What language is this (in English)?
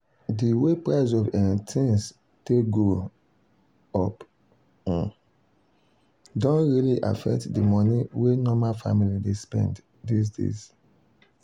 Nigerian Pidgin